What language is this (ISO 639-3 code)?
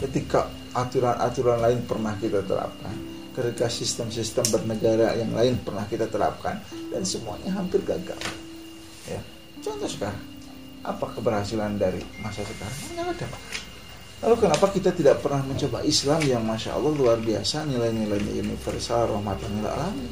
ind